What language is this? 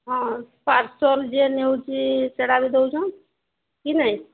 Odia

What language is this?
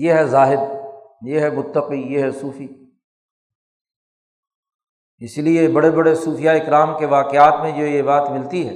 Urdu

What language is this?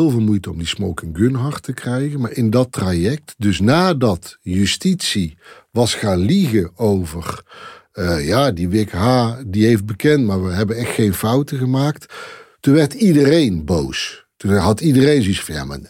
Dutch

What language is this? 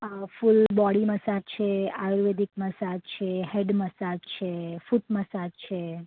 Gujarati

